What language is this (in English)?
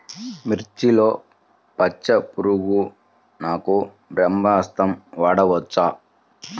Telugu